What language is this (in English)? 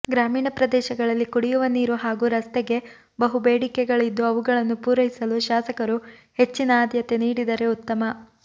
Kannada